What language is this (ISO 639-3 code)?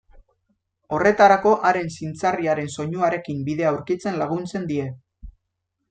eus